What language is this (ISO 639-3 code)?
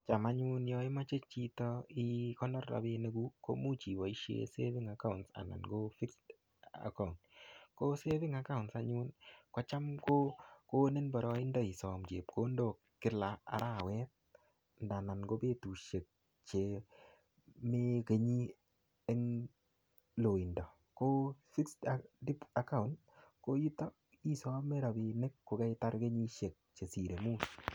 kln